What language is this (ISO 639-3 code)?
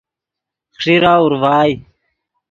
ydg